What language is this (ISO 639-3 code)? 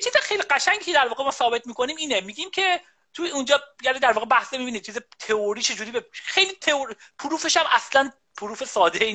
fas